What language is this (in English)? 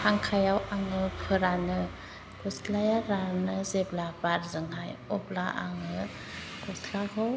Bodo